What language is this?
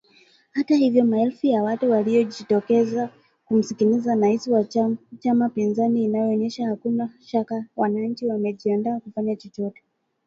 Swahili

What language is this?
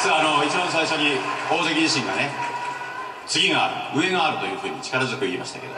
Japanese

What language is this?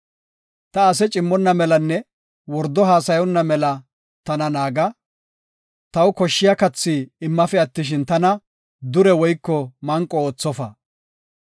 Gofa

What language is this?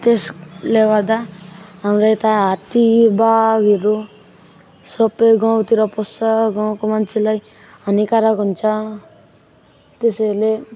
Nepali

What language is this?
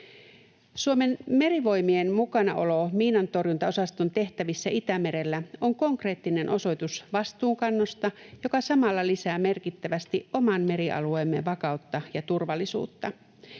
Finnish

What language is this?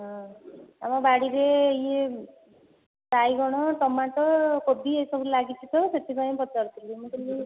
Odia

